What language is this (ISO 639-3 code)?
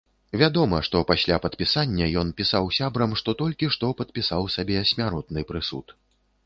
bel